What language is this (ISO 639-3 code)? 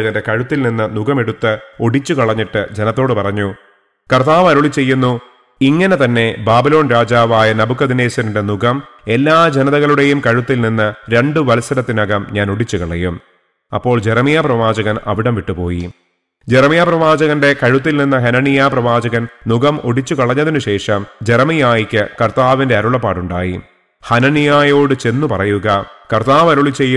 mal